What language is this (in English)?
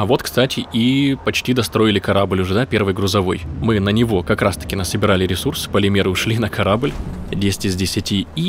Russian